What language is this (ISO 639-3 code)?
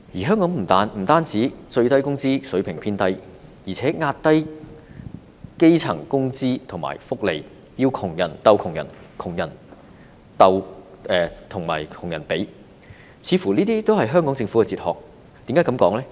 yue